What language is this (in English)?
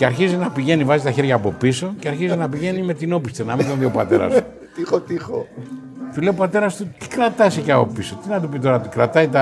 Greek